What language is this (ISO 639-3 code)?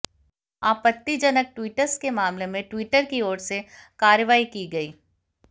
hin